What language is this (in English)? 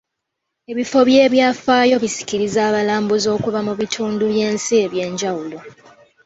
Ganda